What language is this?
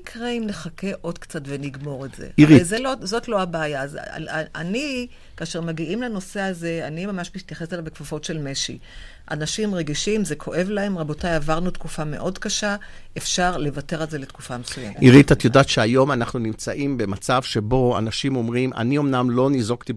Hebrew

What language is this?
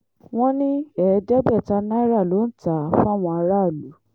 Yoruba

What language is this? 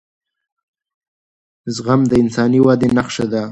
Pashto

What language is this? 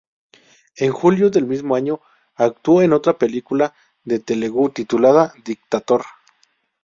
Spanish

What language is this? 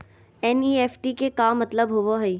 Magahi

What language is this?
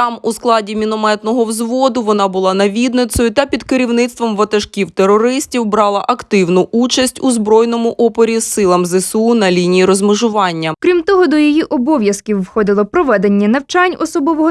Ukrainian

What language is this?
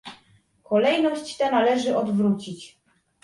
Polish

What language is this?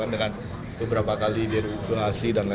Indonesian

